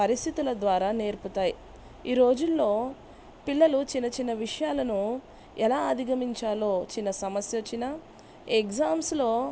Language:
Telugu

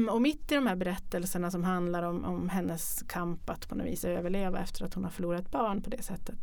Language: Swedish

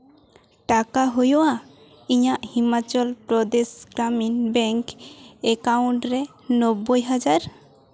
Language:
Santali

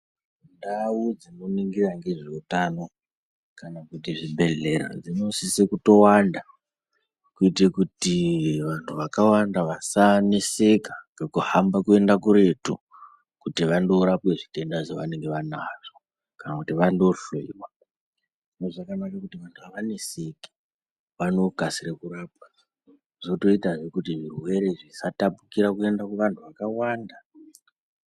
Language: Ndau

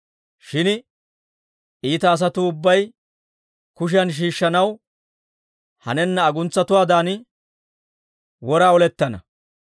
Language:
Dawro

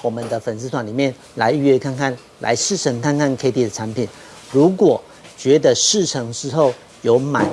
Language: Chinese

